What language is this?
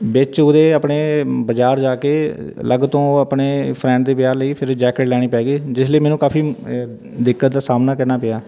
Punjabi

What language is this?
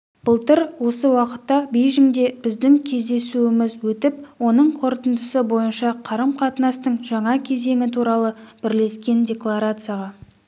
Kazakh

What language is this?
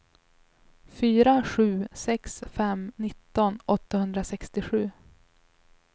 Swedish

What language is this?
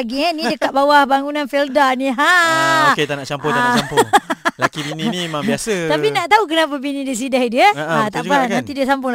Malay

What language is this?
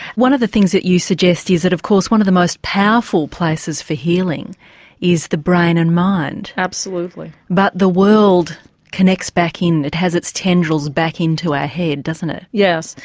English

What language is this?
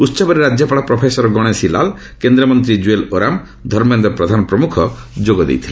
Odia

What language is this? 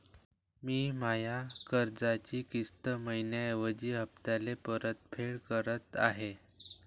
Marathi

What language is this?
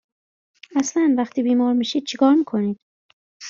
Persian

